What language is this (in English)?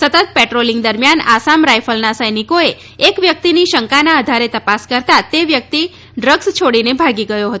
Gujarati